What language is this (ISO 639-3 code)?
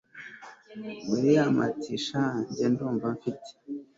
kin